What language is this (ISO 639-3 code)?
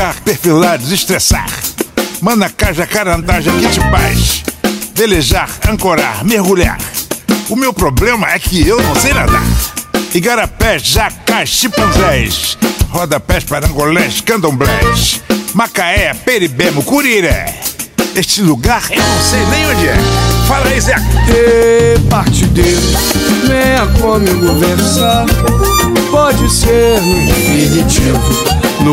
por